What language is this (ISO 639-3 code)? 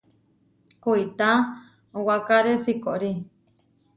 var